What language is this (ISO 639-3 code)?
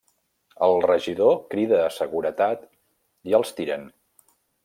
cat